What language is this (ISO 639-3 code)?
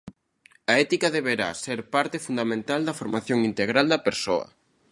glg